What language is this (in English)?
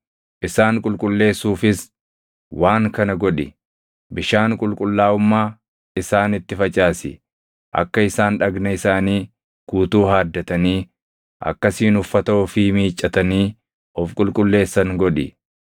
Oromo